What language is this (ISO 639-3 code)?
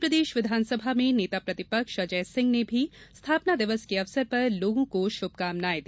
hin